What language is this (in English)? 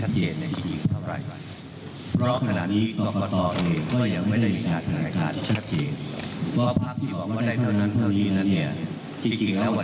Thai